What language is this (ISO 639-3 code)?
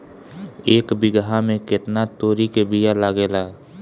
bho